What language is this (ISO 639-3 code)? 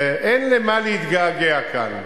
heb